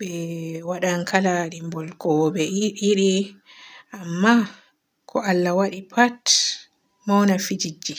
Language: Borgu Fulfulde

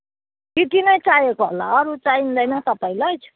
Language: Nepali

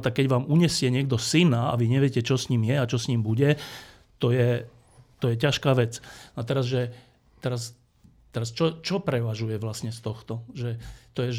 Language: Slovak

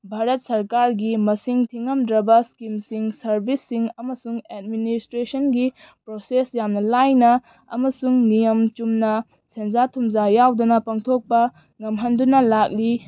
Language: Manipuri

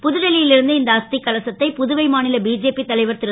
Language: Tamil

